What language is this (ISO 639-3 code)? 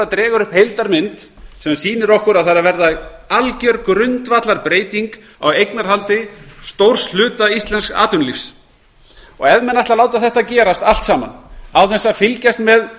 isl